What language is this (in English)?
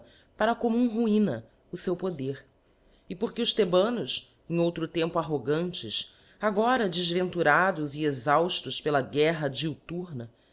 Portuguese